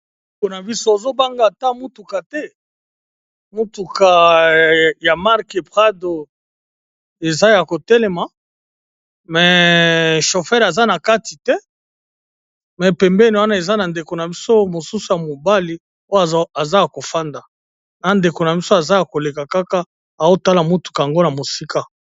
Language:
Lingala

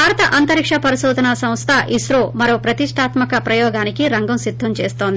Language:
Telugu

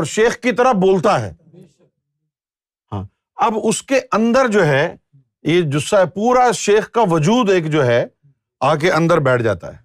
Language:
Urdu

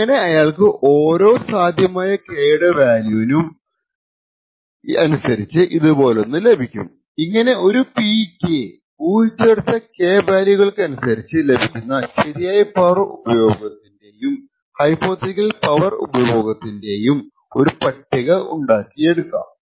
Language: Malayalam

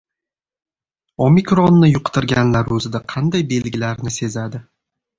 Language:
Uzbek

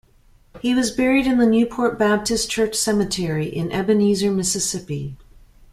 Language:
English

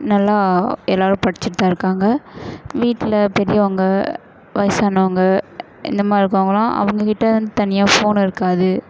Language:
Tamil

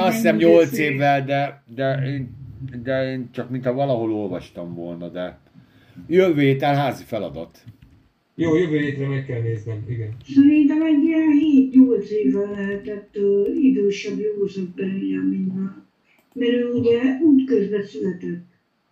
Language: Hungarian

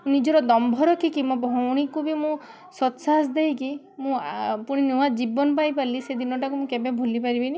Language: Odia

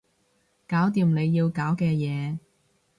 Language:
Cantonese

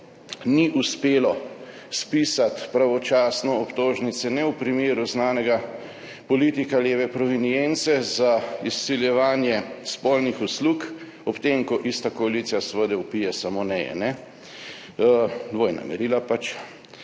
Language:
Slovenian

